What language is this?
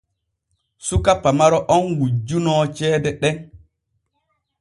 Borgu Fulfulde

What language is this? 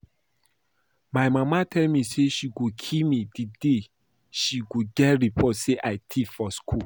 Nigerian Pidgin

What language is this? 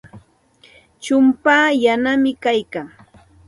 Santa Ana de Tusi Pasco Quechua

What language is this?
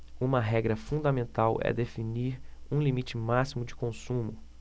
Portuguese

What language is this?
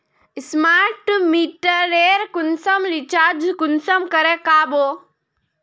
Magahi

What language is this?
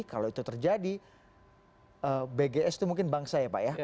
Indonesian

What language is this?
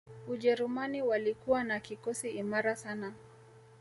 Swahili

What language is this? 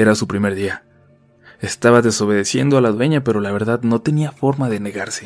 Spanish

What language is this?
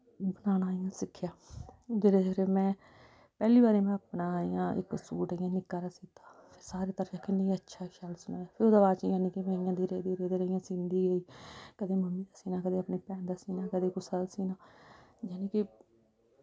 Dogri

